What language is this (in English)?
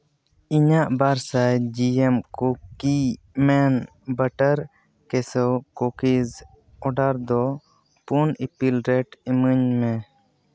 Santali